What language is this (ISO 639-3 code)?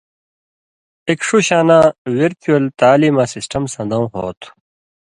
mvy